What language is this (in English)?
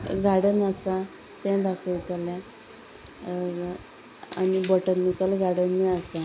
Konkani